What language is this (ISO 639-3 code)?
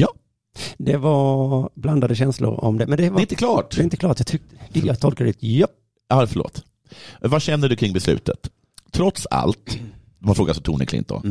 swe